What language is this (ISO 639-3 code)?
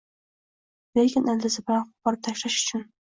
uzb